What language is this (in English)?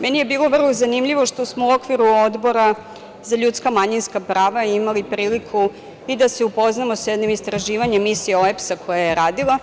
Serbian